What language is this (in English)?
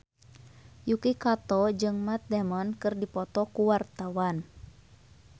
Sundanese